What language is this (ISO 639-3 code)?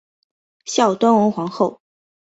zho